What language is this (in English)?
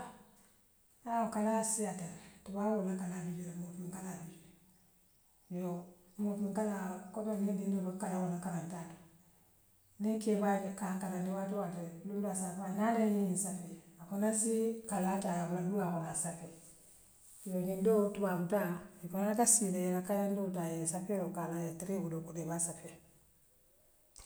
Western Maninkakan